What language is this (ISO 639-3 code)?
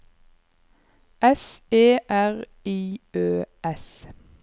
nor